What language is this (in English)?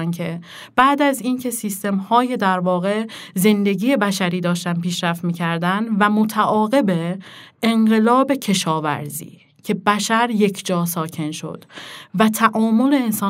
Persian